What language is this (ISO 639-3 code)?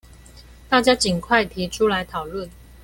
zho